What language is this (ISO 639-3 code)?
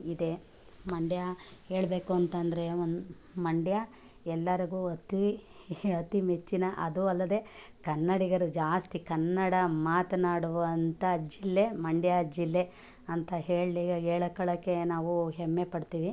kan